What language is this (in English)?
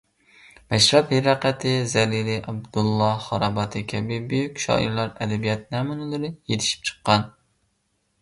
Uyghur